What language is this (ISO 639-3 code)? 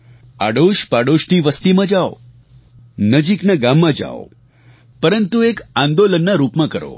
guj